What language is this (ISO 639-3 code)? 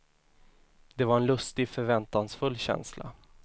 swe